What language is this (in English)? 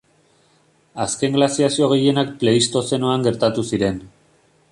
Basque